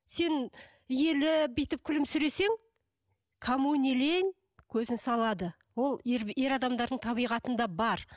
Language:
Kazakh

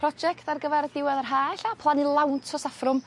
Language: Welsh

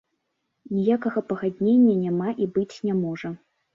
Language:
Belarusian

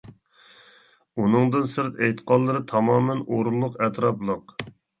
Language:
Uyghur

